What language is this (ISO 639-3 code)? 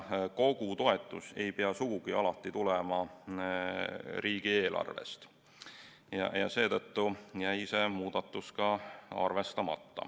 est